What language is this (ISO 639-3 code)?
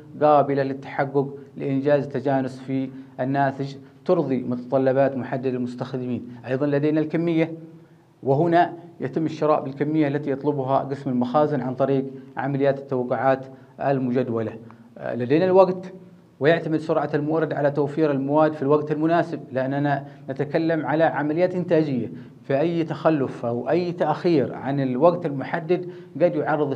ara